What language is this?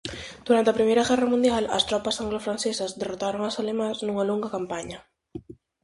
Galician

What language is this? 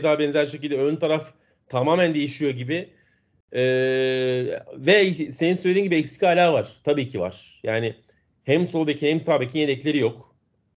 Turkish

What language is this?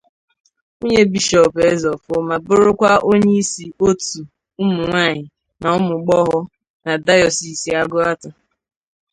Igbo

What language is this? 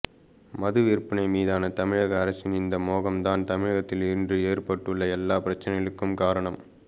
Tamil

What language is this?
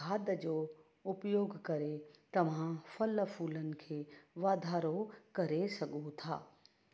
Sindhi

